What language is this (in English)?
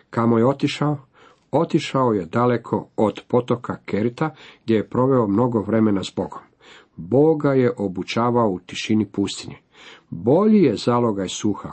Croatian